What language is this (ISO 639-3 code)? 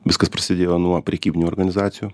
lit